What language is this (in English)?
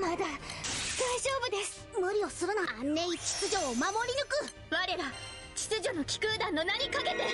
Japanese